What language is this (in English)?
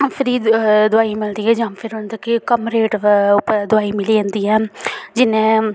Dogri